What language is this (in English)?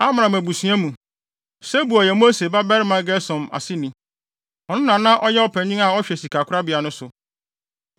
Akan